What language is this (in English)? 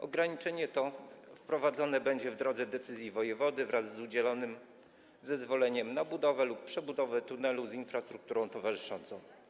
Polish